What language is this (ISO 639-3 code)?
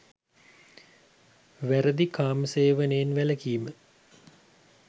sin